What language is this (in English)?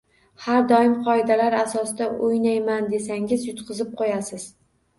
Uzbek